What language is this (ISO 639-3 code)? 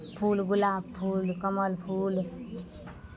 mai